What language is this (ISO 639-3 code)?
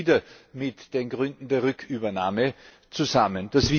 deu